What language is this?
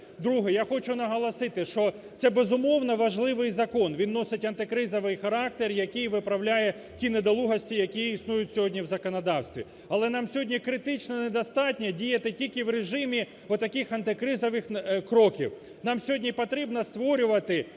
Ukrainian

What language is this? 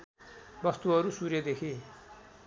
Nepali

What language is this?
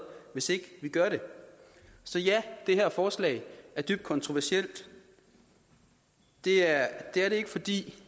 Danish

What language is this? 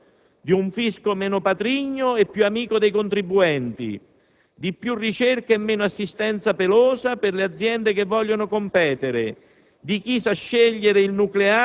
Italian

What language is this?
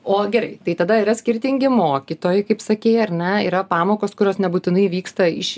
Lithuanian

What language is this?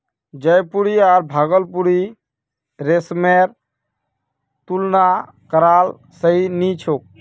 Magahi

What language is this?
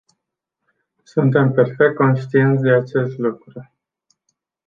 Romanian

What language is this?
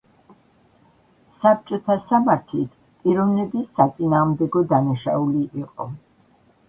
Georgian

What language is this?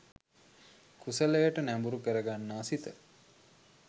Sinhala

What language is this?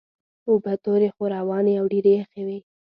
Pashto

